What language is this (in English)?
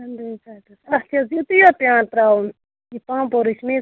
Kashmiri